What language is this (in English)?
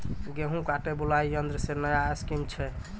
Maithili